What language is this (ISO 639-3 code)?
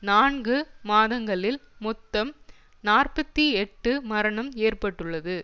tam